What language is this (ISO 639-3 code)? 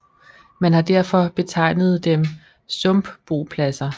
dan